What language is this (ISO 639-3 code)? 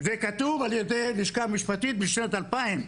heb